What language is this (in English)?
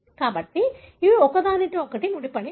Telugu